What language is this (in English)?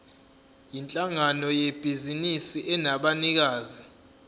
Zulu